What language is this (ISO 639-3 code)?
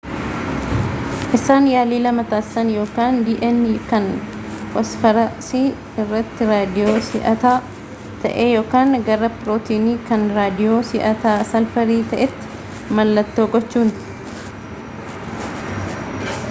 orm